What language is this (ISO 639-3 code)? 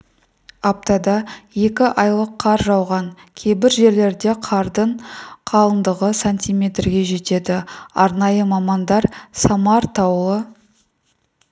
kaz